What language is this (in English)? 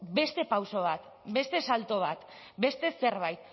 Basque